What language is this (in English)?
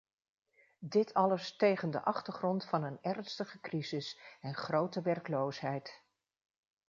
Dutch